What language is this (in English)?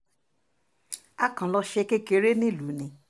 Yoruba